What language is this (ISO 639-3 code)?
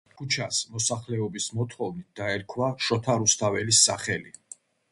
kat